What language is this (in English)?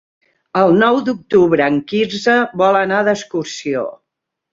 Catalan